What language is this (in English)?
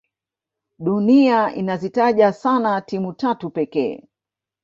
Swahili